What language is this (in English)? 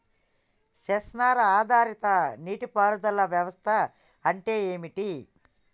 Telugu